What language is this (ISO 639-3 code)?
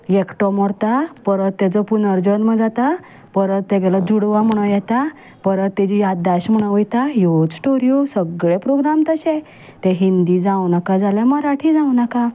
kok